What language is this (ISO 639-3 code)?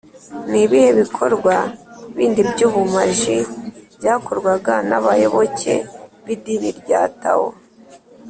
kin